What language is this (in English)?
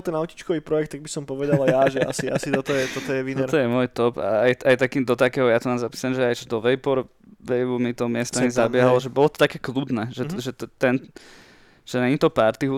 Slovak